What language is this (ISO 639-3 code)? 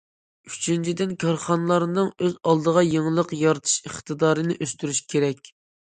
uig